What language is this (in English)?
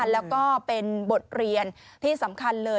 Thai